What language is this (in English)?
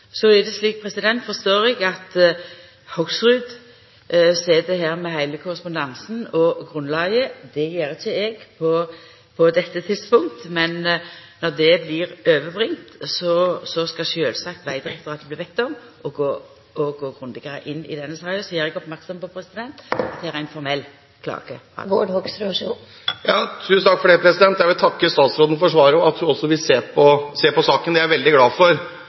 Norwegian